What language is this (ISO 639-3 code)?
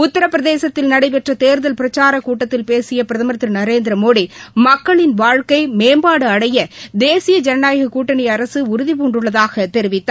tam